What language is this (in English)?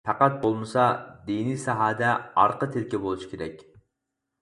Uyghur